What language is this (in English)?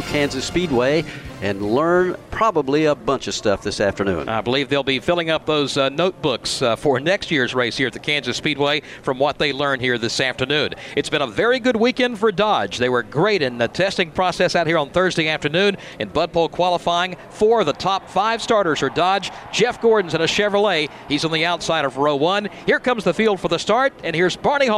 English